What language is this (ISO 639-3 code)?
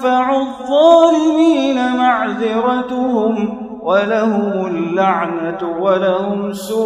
ara